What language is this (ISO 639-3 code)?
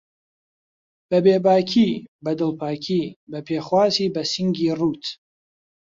ckb